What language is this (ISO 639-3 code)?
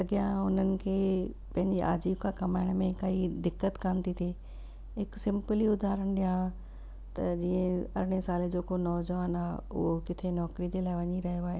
snd